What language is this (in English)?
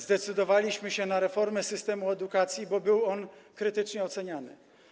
Polish